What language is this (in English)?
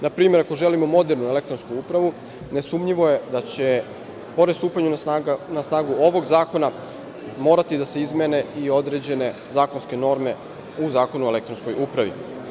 Serbian